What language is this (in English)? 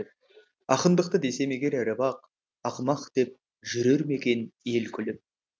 Kazakh